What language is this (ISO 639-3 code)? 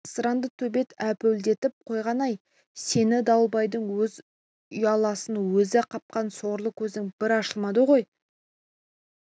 kaz